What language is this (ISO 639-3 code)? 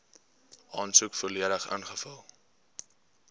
afr